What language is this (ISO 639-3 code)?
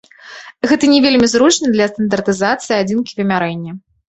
bel